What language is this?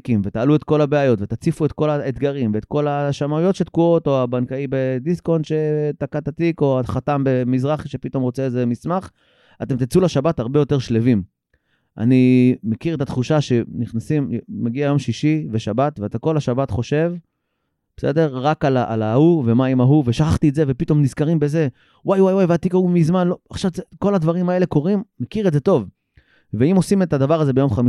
Hebrew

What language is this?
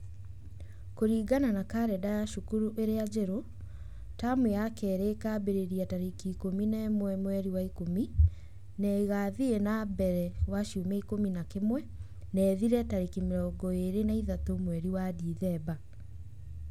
Kikuyu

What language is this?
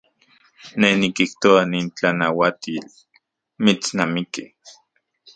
Central Puebla Nahuatl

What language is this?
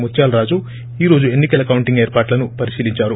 Telugu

